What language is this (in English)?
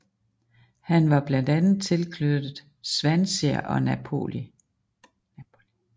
Danish